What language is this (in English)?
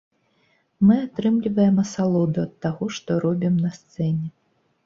Belarusian